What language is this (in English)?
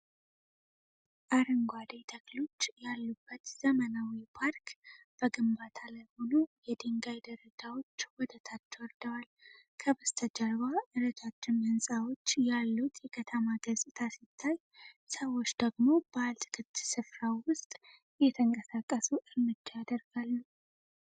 Amharic